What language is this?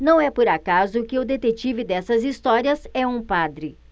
Portuguese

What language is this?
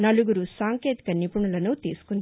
Telugu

